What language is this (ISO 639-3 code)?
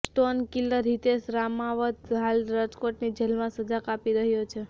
guj